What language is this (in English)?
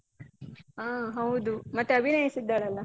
Kannada